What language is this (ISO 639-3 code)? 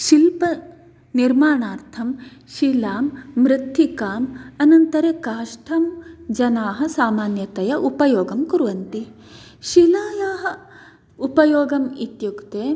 san